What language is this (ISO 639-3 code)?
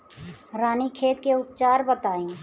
bho